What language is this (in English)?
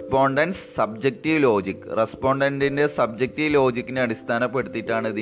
Malayalam